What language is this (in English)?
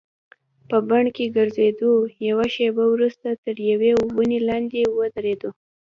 Pashto